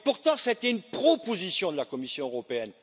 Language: French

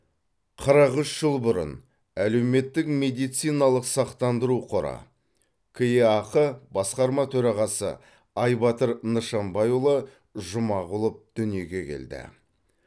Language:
Kazakh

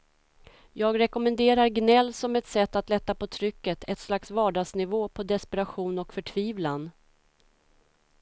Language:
Swedish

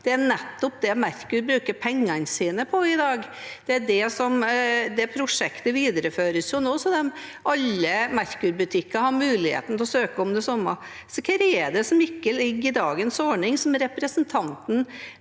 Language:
Norwegian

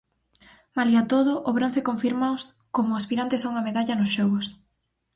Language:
Galician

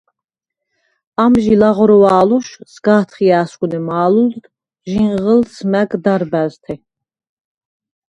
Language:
Svan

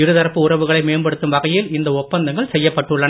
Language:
Tamil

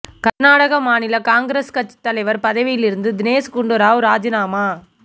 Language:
Tamil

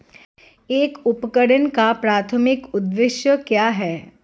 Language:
Hindi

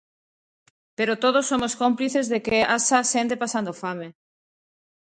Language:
Galician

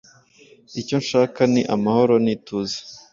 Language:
Kinyarwanda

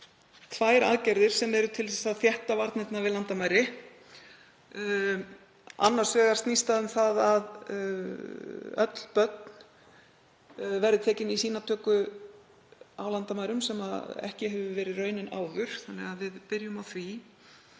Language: Icelandic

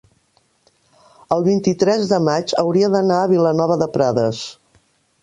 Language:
Catalan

